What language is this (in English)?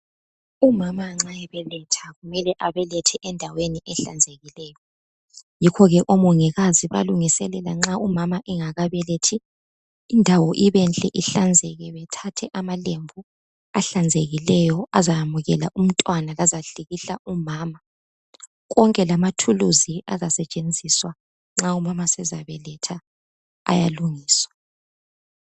North Ndebele